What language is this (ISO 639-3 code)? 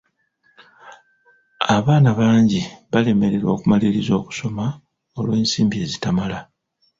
lug